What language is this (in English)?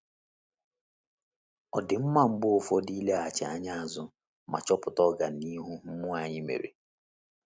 Igbo